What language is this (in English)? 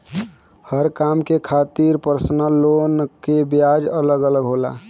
Bhojpuri